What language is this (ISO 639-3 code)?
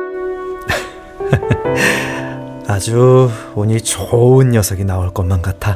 kor